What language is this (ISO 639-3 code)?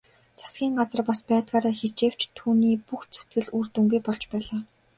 mon